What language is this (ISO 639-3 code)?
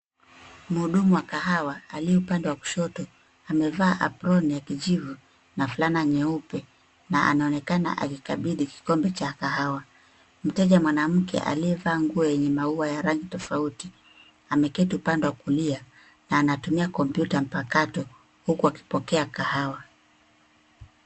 swa